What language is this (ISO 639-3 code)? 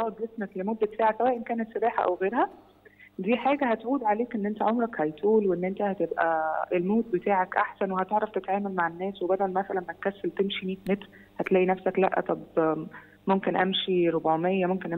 ara